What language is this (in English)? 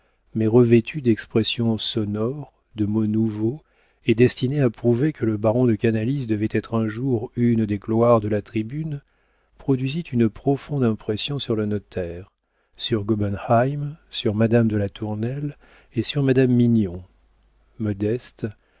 French